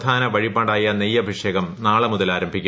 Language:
Malayalam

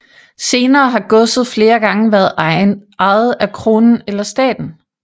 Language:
Danish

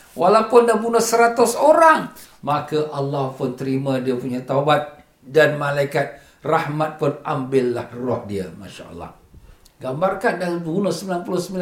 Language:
Malay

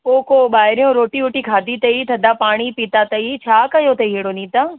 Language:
Sindhi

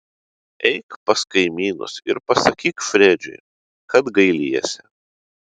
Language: Lithuanian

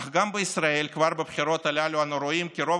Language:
Hebrew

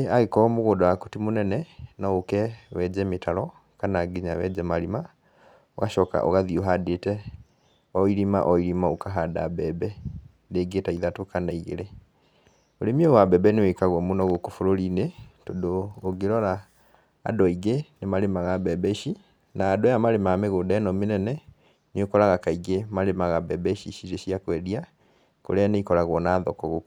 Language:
Kikuyu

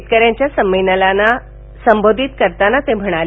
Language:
Marathi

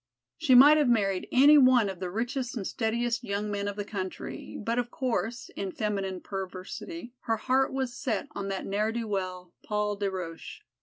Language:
English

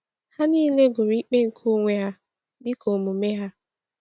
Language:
Igbo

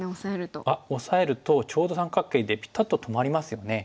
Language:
Japanese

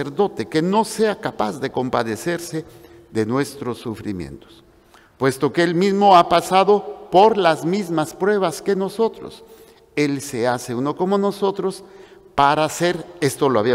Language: Spanish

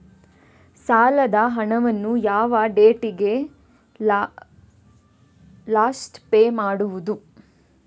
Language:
Kannada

